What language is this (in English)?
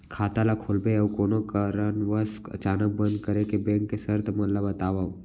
Chhattisgarhi